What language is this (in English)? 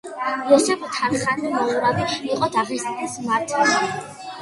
Georgian